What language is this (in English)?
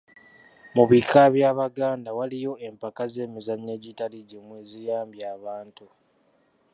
Ganda